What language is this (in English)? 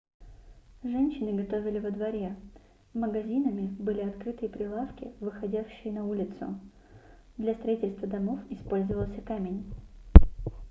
Russian